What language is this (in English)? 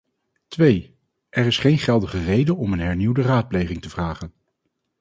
Dutch